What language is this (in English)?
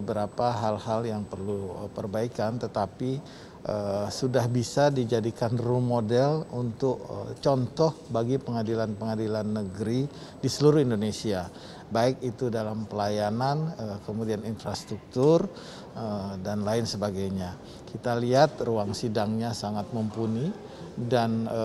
Indonesian